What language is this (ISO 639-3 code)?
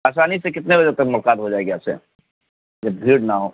urd